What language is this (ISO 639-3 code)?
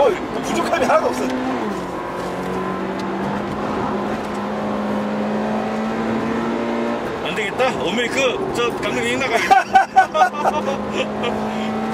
kor